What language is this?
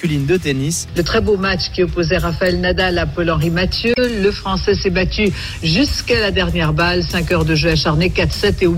French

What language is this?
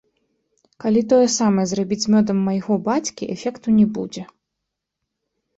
Belarusian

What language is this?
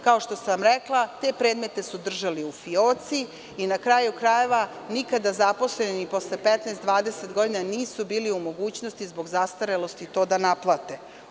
Serbian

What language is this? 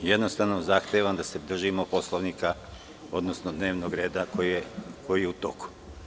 Serbian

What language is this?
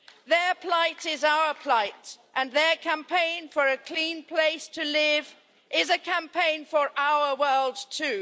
English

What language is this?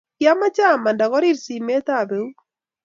Kalenjin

